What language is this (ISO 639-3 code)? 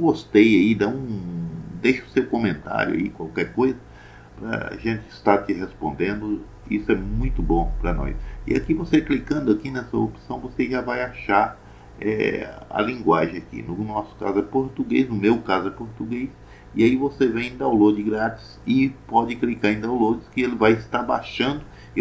por